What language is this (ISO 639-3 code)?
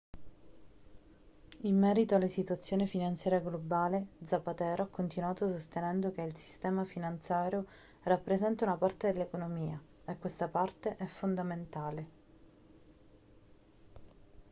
ita